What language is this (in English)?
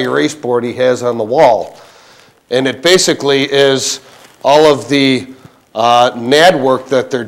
English